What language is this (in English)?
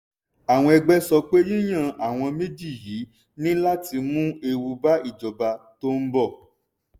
Yoruba